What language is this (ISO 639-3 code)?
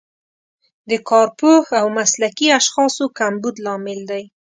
pus